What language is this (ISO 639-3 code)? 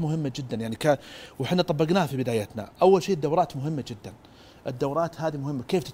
ara